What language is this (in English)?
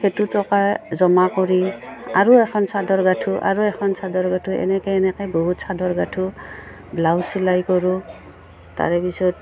Assamese